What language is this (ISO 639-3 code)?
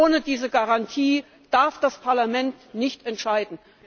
deu